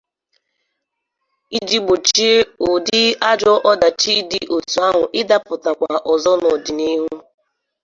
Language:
Igbo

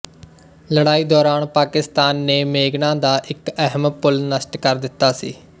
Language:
Punjabi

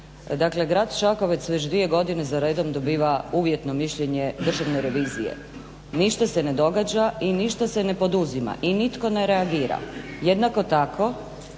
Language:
Croatian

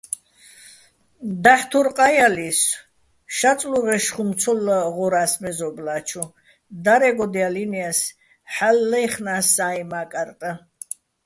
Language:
Bats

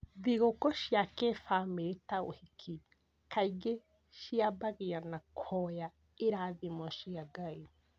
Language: Kikuyu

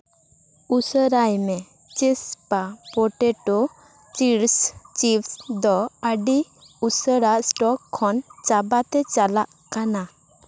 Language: Santali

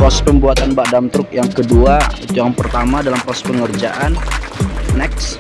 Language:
Indonesian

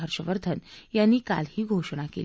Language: Marathi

